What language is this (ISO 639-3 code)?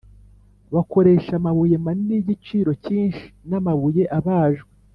kin